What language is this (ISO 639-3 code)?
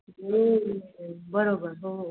mar